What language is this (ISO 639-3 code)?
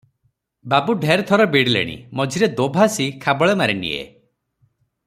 ori